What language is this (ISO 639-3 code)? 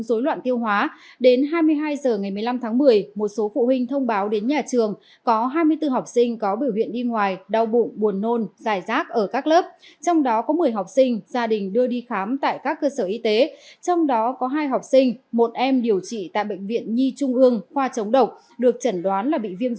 vie